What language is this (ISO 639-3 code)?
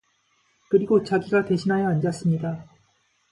kor